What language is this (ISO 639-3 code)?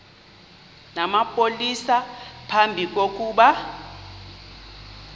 xho